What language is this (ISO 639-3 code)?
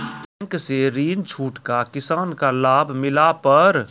mai